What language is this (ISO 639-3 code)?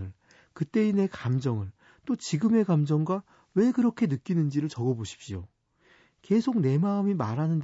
kor